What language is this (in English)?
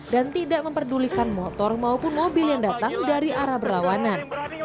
Indonesian